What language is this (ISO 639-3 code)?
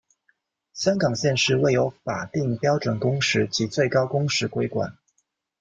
zho